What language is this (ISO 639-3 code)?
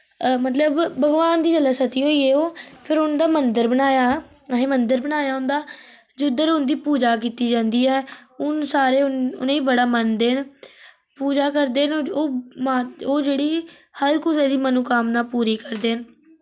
doi